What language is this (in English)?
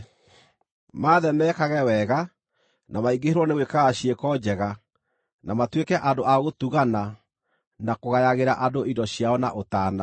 Kikuyu